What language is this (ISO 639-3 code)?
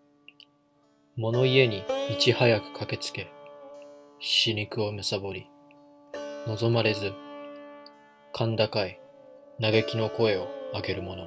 jpn